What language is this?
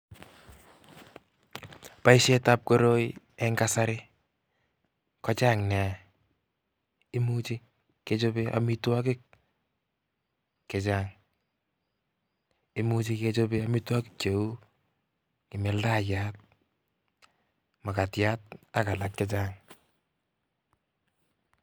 Kalenjin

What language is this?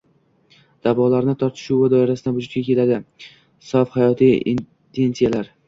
Uzbek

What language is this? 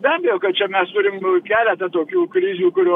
Lithuanian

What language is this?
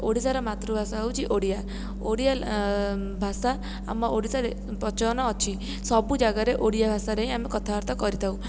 Odia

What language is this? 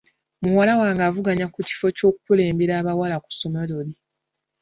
Ganda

